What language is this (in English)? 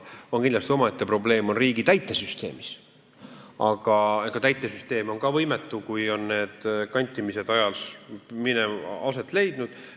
Estonian